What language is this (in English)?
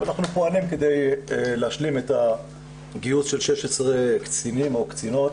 Hebrew